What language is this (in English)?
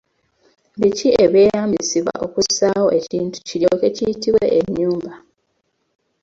Ganda